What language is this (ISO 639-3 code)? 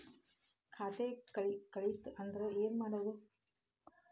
kan